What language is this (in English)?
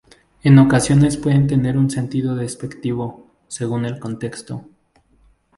Spanish